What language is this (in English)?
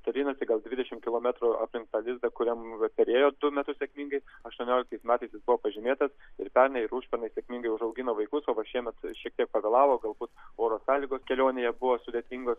Lithuanian